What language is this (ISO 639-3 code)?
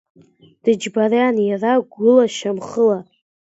abk